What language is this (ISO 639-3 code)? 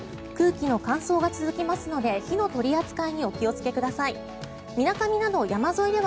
jpn